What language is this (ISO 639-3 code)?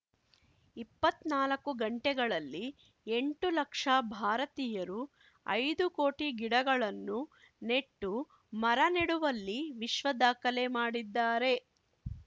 kan